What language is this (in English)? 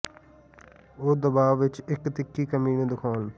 Punjabi